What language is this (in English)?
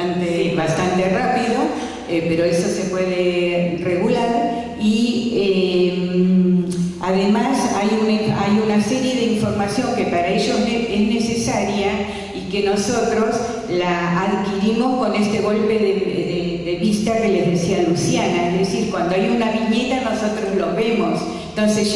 Spanish